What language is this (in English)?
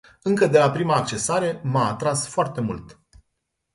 Romanian